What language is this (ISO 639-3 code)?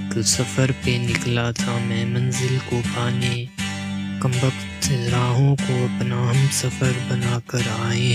hin